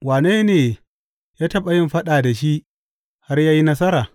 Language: Hausa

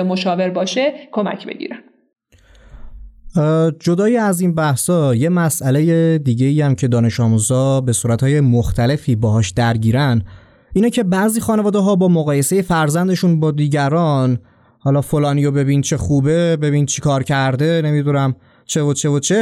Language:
Persian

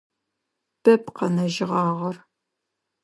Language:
Adyghe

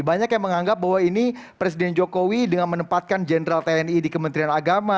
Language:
Indonesian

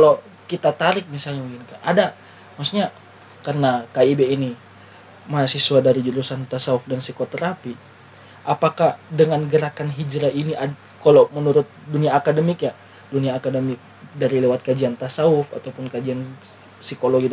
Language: Indonesian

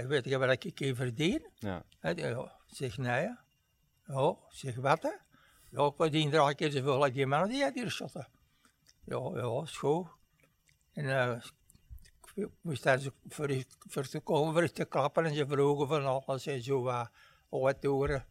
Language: Dutch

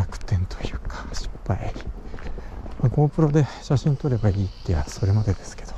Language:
Japanese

